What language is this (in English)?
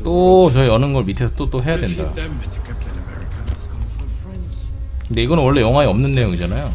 Korean